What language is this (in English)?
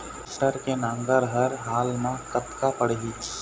Chhattisgarhi